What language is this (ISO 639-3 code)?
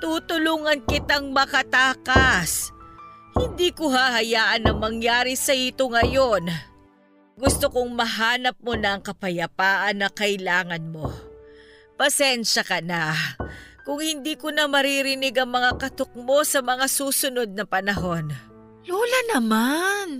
fil